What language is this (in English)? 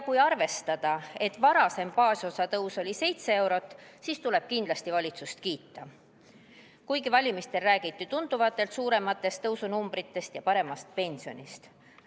Estonian